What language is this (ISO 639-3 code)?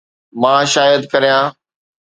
snd